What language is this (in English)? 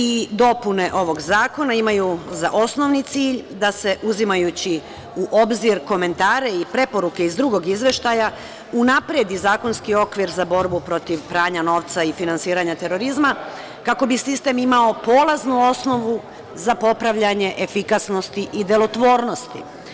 Serbian